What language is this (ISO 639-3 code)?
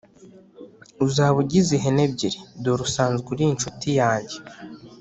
kin